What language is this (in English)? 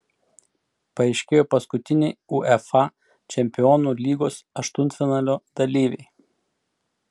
Lithuanian